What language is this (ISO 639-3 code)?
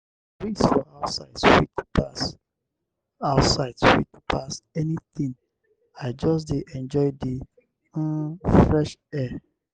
pcm